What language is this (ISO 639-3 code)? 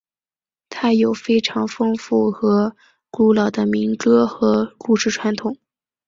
zho